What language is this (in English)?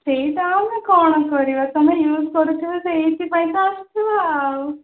Odia